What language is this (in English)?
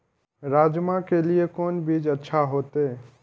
Maithili